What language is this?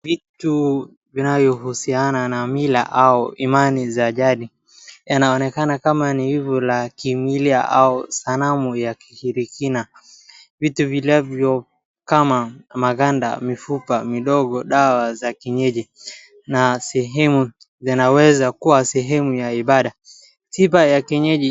Swahili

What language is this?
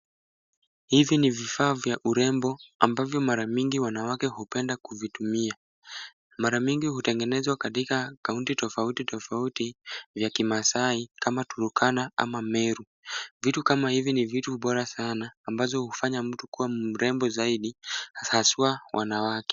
Swahili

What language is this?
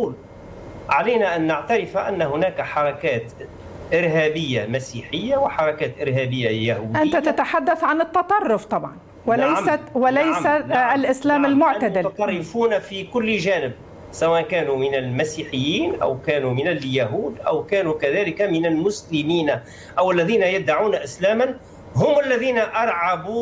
Arabic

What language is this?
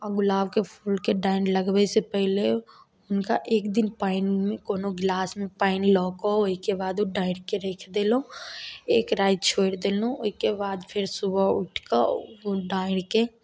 Maithili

